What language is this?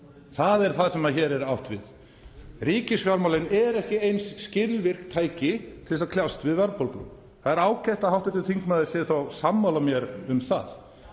Icelandic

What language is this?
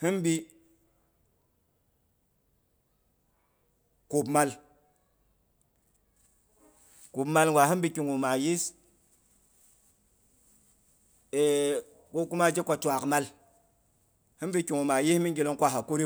Boghom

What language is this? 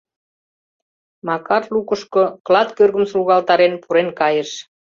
Mari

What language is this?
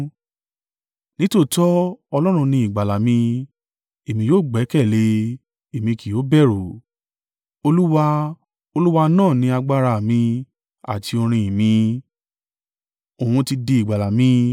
Yoruba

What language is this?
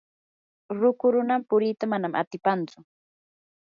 Yanahuanca Pasco Quechua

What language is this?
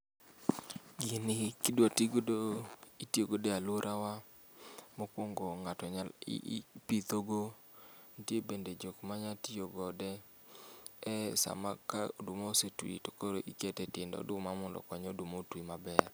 Luo (Kenya and Tanzania)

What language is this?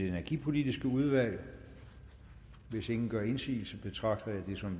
Danish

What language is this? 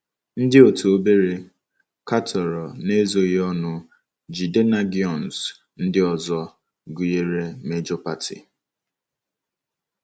Igbo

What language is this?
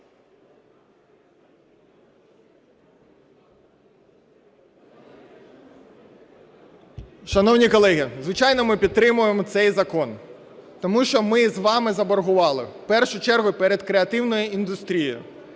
Ukrainian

